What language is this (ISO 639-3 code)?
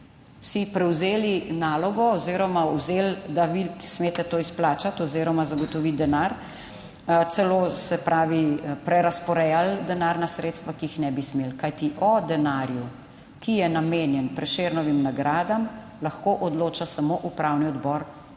slv